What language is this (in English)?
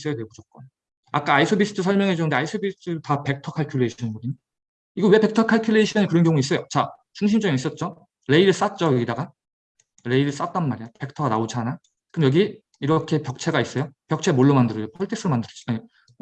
Korean